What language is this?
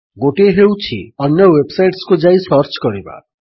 Odia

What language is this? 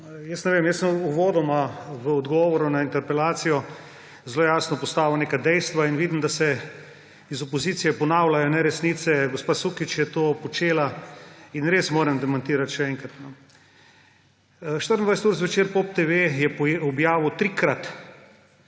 Slovenian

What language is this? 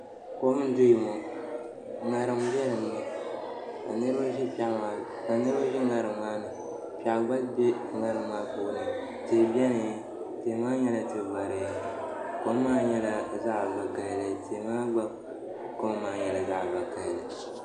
Dagbani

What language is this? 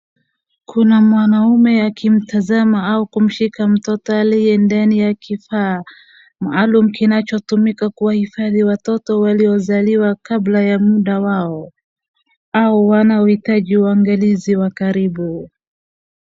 Swahili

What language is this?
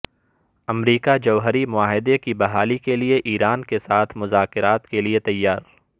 Urdu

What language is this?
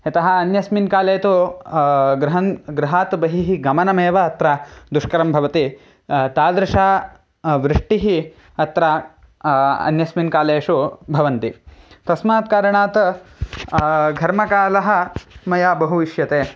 Sanskrit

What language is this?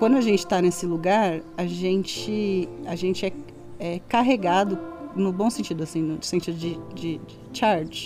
Portuguese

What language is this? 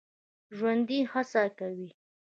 Pashto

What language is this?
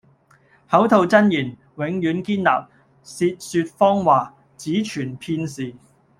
Cantonese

